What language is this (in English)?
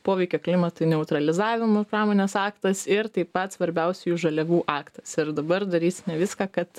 Lithuanian